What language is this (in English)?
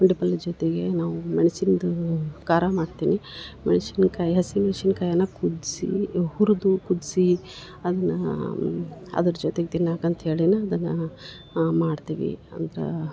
Kannada